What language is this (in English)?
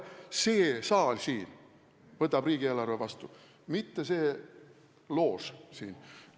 Estonian